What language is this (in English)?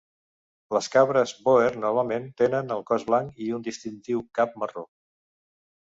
Catalan